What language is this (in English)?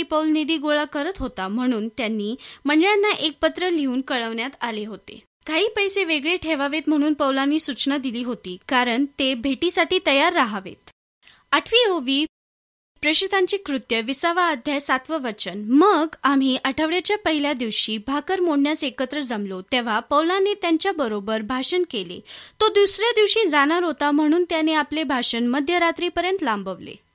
Marathi